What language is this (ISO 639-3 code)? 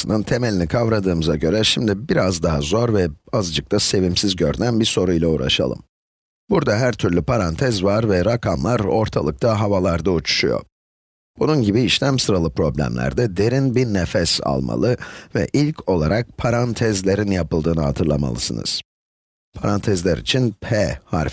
tur